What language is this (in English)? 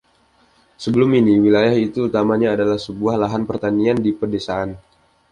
Indonesian